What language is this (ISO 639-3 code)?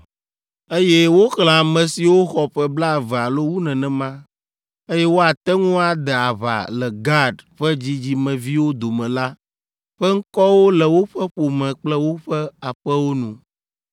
ewe